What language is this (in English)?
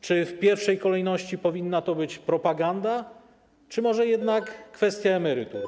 Polish